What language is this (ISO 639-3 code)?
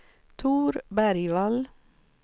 swe